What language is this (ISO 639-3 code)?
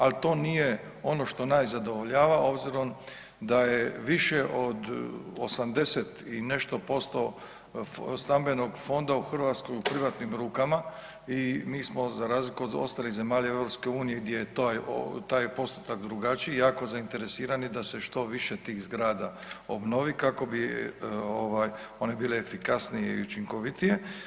hrv